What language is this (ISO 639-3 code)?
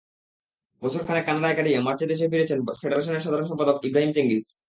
ben